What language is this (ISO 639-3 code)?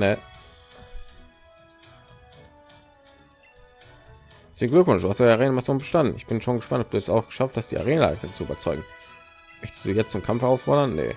deu